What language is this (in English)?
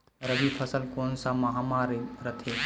Chhattisgarhi